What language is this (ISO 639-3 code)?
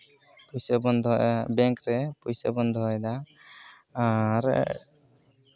sat